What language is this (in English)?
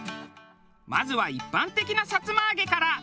Japanese